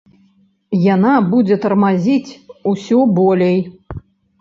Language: Belarusian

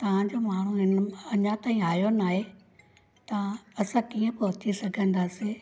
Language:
Sindhi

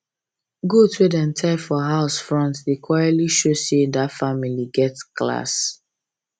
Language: Nigerian Pidgin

